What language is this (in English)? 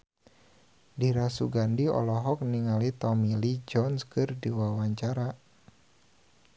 Sundanese